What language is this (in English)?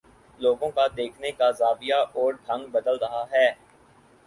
Urdu